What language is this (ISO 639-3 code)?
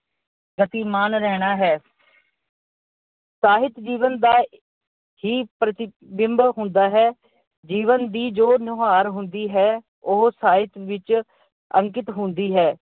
pan